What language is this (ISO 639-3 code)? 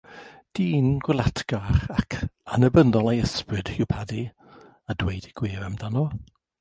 cym